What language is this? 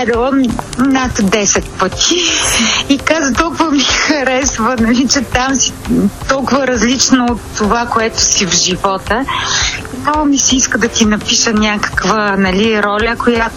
Bulgarian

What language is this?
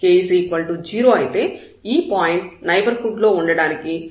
Telugu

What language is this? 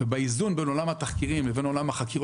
Hebrew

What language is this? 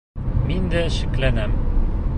Bashkir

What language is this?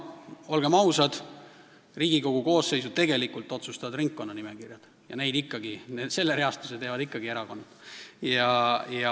Estonian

